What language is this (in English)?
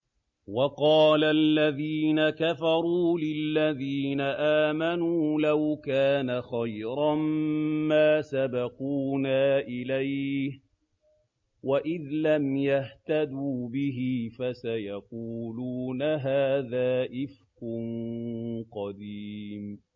Arabic